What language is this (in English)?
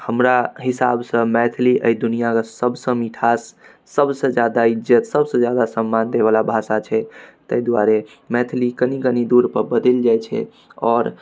Maithili